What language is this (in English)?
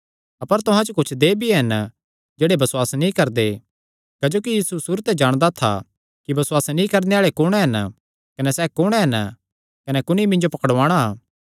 Kangri